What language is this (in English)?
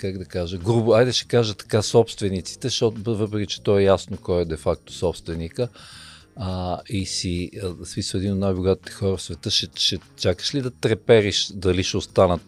Bulgarian